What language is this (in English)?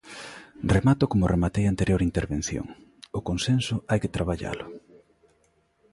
Galician